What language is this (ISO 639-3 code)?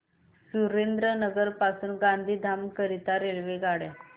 mar